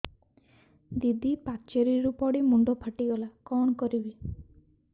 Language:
Odia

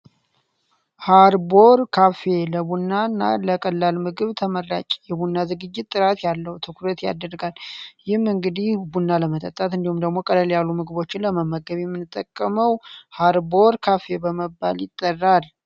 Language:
Amharic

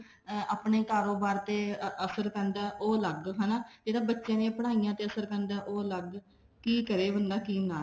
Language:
Punjabi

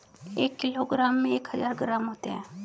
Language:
Hindi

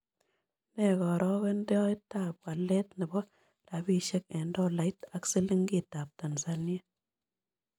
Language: Kalenjin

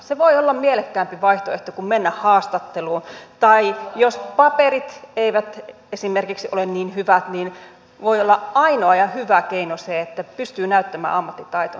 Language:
Finnish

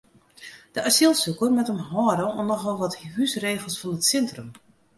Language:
Western Frisian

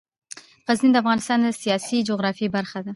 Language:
Pashto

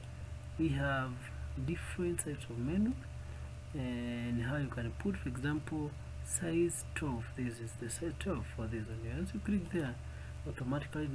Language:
English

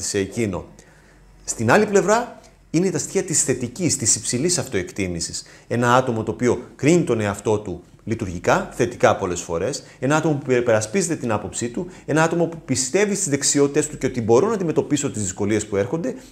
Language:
Greek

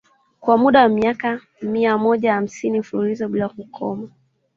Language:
Swahili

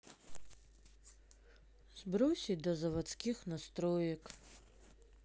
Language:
Russian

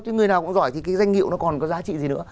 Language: Vietnamese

